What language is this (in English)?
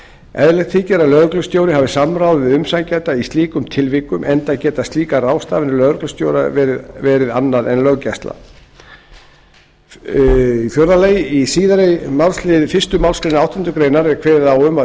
Icelandic